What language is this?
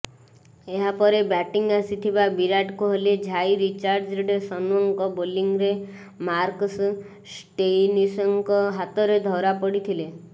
Odia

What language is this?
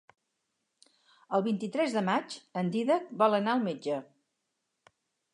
Catalan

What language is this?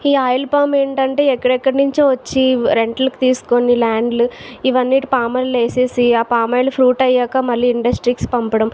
Telugu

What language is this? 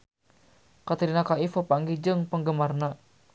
Sundanese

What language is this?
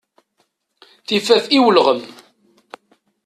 Kabyle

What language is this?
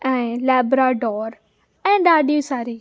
Sindhi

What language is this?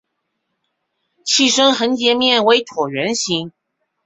Chinese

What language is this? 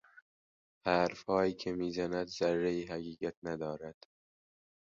Persian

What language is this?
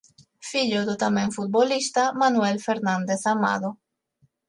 Galician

